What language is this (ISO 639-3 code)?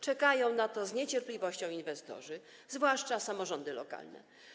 pol